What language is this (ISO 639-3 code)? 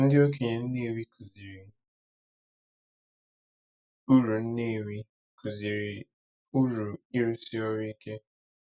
ibo